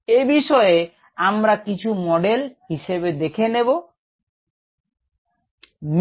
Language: Bangla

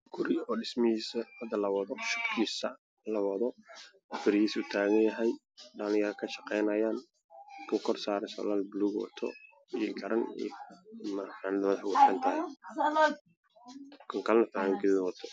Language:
Somali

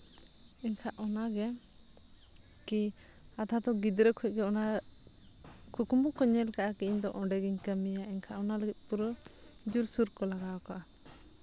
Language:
Santali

